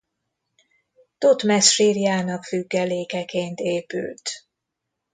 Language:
Hungarian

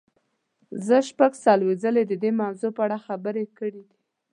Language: Pashto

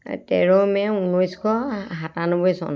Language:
Assamese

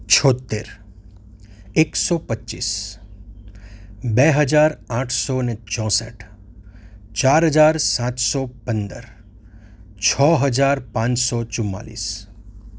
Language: Gujarati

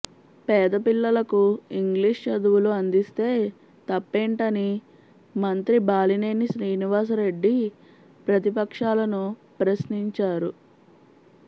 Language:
Telugu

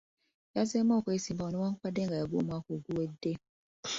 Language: Ganda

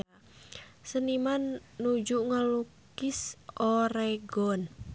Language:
Sundanese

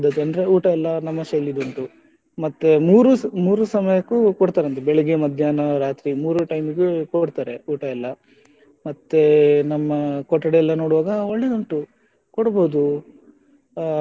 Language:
Kannada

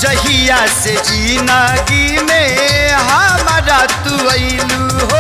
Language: Hindi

